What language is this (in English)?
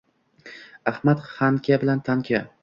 Uzbek